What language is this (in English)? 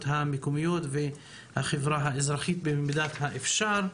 Hebrew